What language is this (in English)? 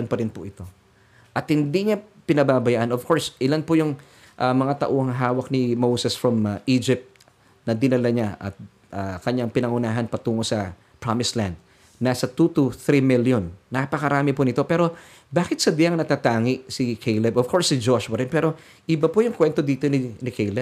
Filipino